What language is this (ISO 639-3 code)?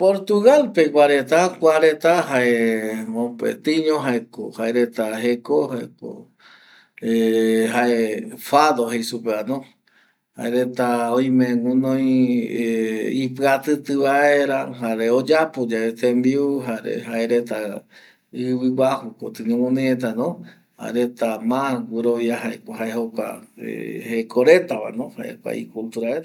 gui